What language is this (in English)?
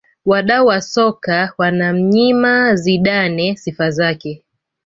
Swahili